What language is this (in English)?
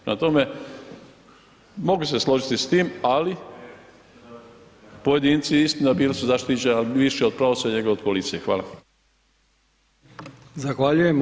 Croatian